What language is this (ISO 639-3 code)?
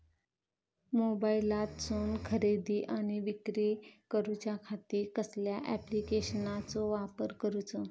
mar